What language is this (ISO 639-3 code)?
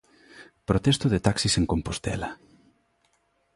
glg